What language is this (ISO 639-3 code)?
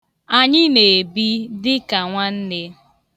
ibo